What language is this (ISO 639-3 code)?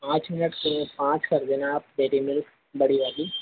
hin